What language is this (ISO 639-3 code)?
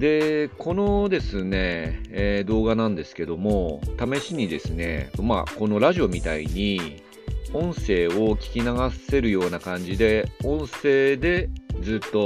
jpn